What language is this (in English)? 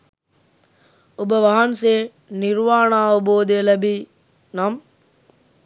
Sinhala